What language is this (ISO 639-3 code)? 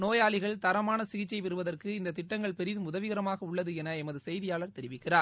tam